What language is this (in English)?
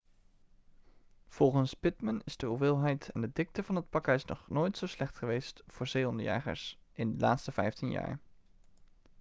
Dutch